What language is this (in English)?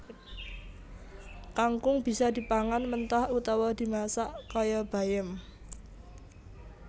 Javanese